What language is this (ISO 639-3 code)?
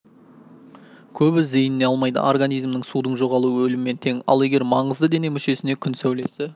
kaz